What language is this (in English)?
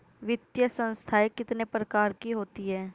Hindi